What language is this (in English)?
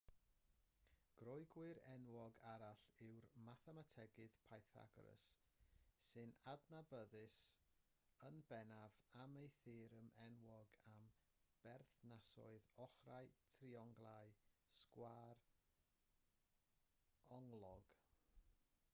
Welsh